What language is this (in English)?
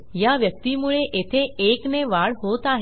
Marathi